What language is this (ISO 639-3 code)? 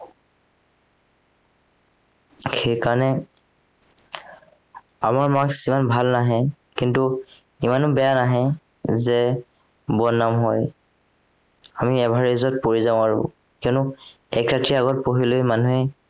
asm